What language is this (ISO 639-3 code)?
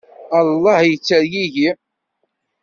kab